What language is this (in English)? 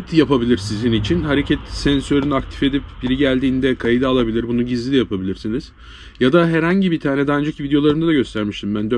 Turkish